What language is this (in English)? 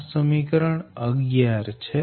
Gujarati